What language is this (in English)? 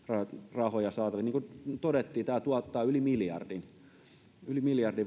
Finnish